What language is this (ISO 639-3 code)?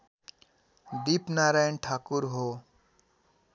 nep